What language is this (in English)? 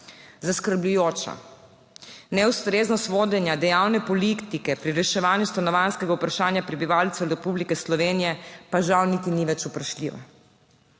Slovenian